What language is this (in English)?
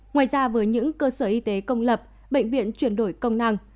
Vietnamese